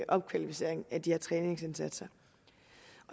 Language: Danish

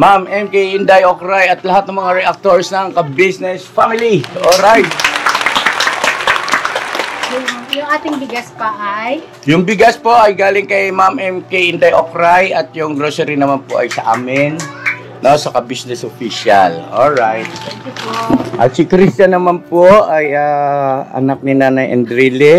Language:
Filipino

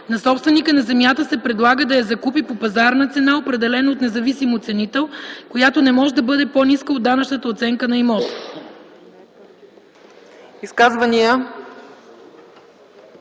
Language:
Bulgarian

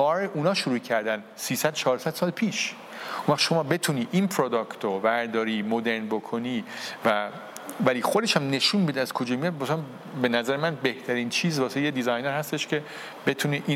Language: Persian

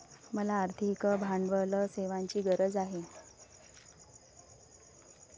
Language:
Marathi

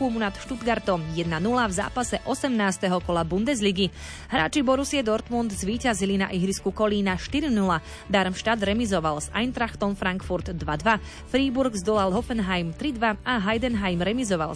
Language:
Slovak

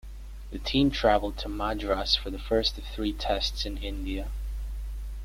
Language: English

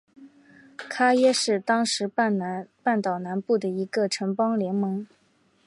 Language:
Chinese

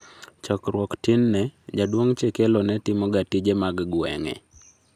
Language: Luo (Kenya and Tanzania)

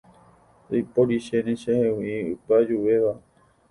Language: Guarani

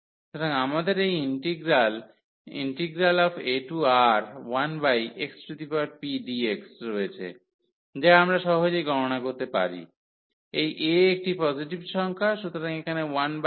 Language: Bangla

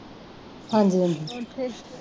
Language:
Punjabi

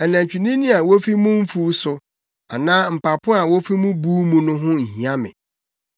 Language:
Akan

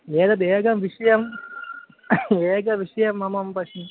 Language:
Sanskrit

